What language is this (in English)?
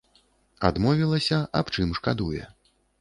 Belarusian